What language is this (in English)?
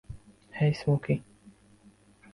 Bangla